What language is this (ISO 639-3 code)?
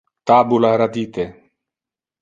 ina